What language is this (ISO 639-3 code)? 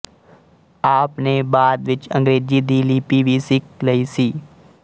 pan